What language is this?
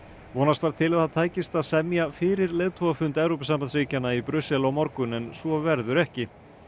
Icelandic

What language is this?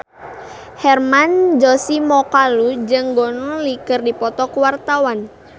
Sundanese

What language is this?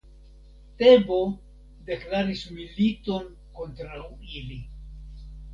Esperanto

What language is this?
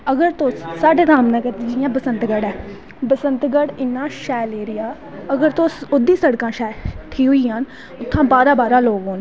Dogri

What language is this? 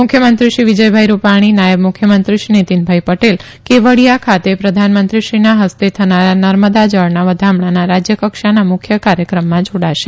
Gujarati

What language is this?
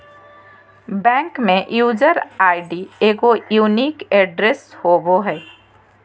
Magahi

